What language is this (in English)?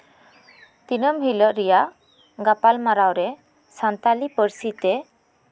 Santali